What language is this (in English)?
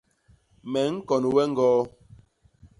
Basaa